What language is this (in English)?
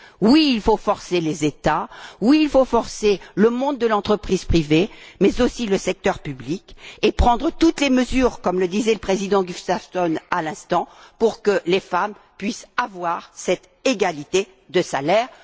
French